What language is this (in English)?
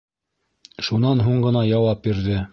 Bashkir